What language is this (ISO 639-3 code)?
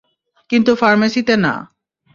ben